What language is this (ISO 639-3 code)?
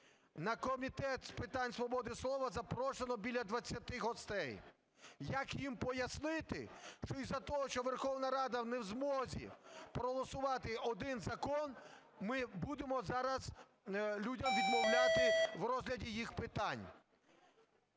ukr